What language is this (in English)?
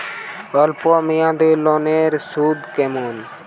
Bangla